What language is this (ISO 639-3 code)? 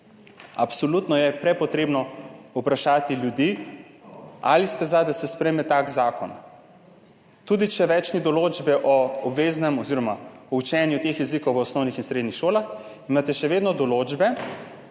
slv